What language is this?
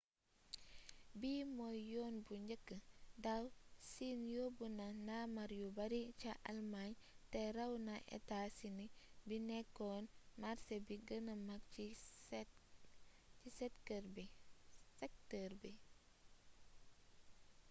Wolof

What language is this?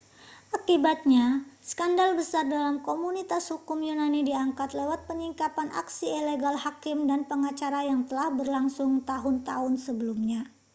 Indonesian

